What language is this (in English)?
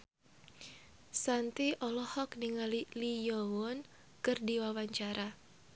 Sundanese